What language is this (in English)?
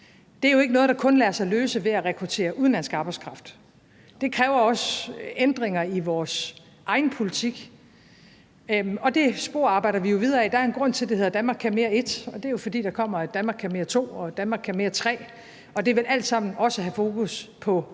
Danish